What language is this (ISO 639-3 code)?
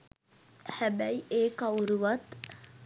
sin